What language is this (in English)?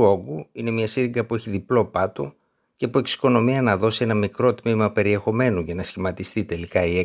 Greek